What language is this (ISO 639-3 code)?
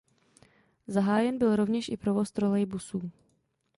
ces